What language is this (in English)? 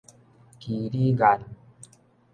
Min Nan Chinese